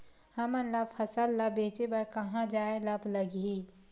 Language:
Chhattisgarhi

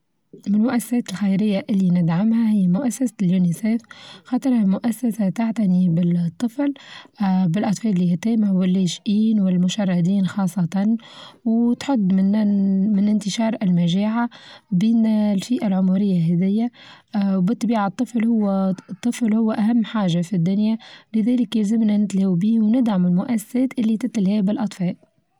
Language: Tunisian Arabic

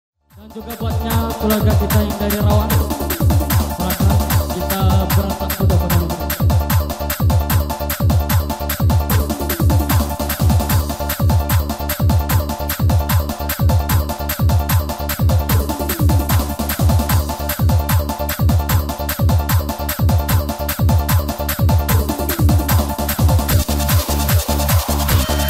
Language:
Arabic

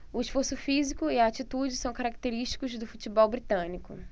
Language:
Portuguese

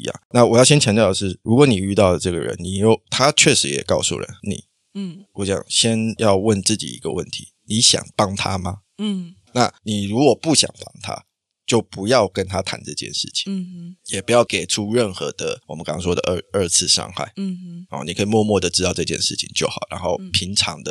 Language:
Chinese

